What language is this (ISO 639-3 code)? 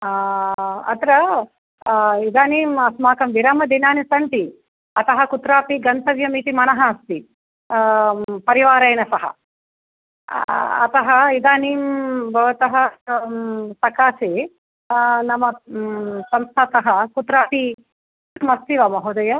san